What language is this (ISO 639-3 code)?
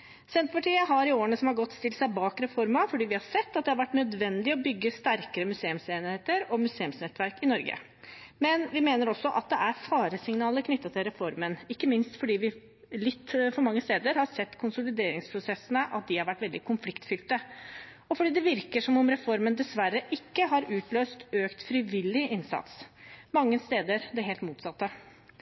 nob